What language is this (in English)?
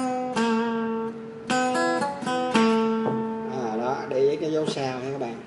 Vietnamese